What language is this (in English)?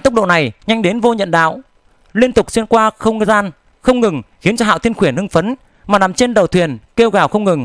Vietnamese